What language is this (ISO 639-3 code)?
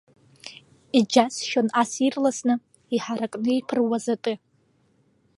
abk